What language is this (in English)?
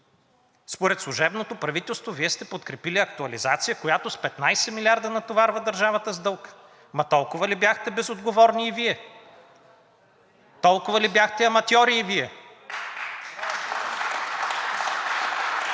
Bulgarian